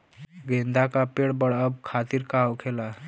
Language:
Bhojpuri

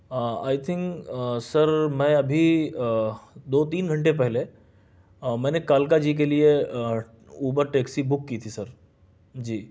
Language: Urdu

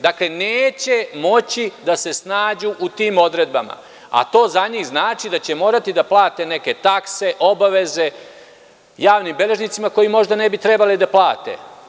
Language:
Serbian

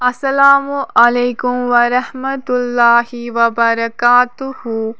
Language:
Kashmiri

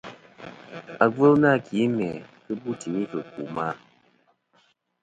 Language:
Kom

